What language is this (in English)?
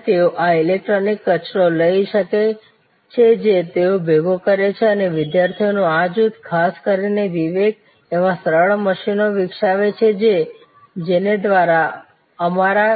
Gujarati